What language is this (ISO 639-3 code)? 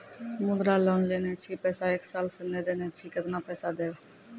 mai